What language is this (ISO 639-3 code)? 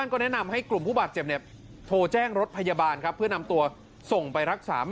tha